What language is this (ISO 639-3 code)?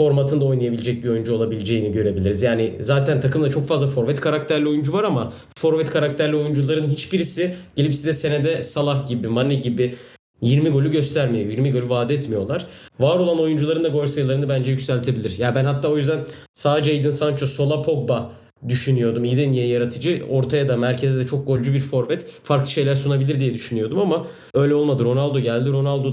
tur